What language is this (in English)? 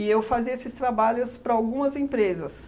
Portuguese